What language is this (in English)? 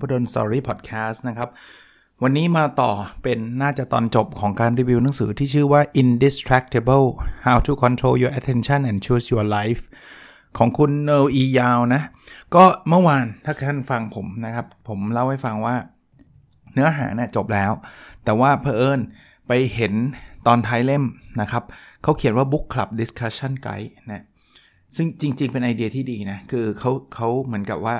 Thai